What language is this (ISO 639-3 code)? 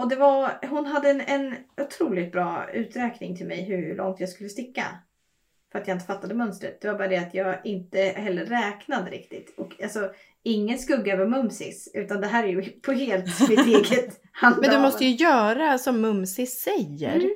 swe